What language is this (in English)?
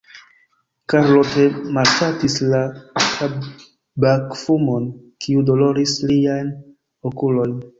Esperanto